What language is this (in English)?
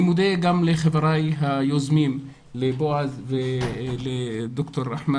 Hebrew